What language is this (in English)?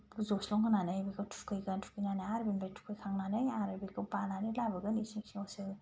Bodo